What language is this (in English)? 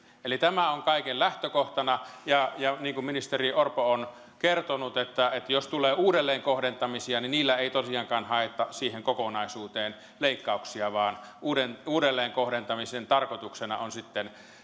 Finnish